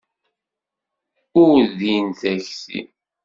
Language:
Kabyle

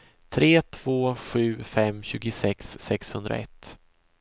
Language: Swedish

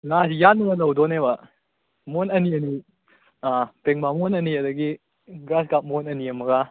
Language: Manipuri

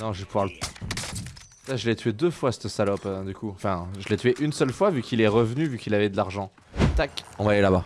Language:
French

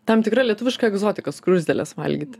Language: Lithuanian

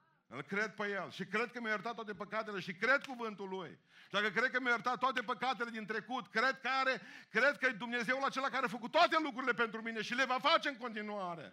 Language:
Romanian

